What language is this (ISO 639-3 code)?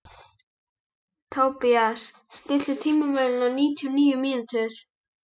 isl